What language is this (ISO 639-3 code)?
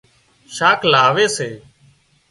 kxp